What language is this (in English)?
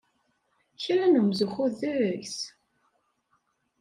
Kabyle